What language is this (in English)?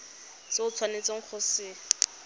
Tswana